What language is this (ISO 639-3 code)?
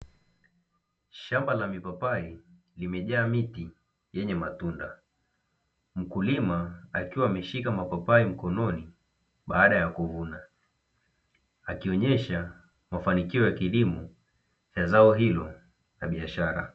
swa